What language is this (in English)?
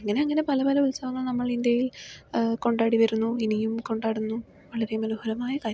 Malayalam